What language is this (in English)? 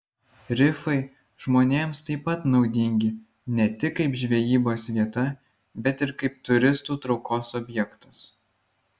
Lithuanian